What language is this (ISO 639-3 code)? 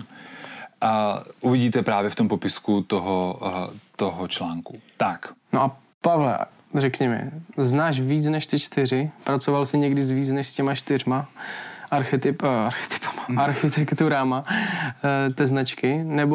ces